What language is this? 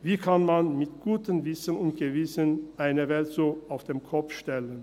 Swiss German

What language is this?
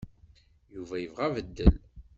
Kabyle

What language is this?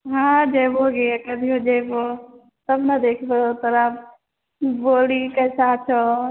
Maithili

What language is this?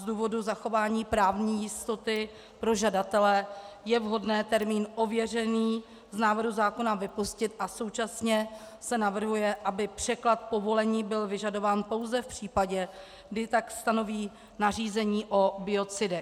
Czech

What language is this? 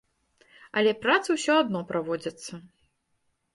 Belarusian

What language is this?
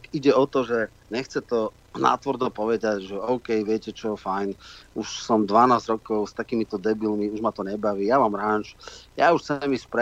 Slovak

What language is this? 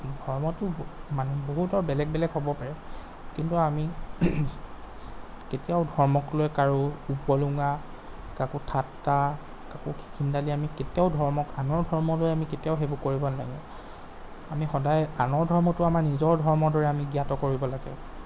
Assamese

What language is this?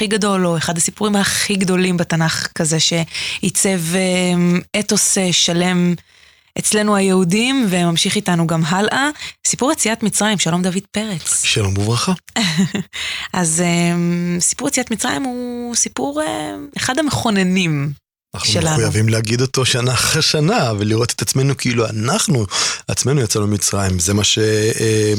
Hebrew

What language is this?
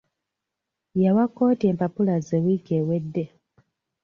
Ganda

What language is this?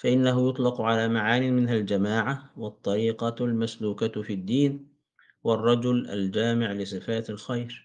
Arabic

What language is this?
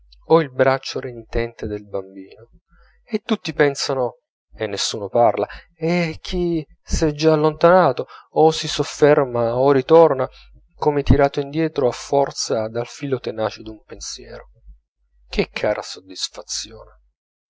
Italian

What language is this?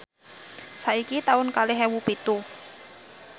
Javanese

